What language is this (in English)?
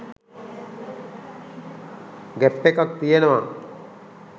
Sinhala